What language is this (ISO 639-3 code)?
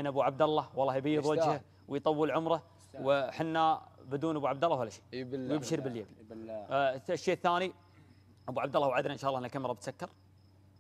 ara